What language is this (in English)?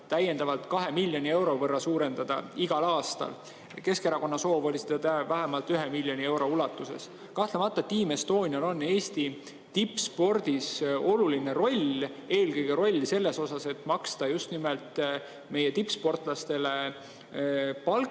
Estonian